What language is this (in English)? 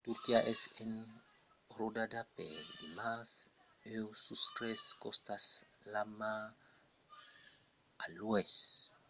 Occitan